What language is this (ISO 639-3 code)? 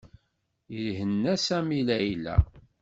kab